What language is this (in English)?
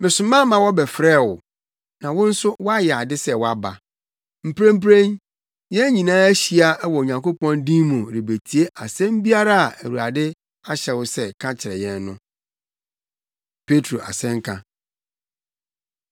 Akan